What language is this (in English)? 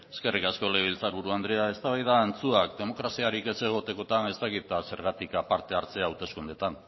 Basque